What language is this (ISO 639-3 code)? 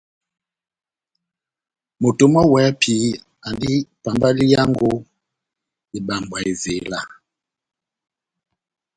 bnm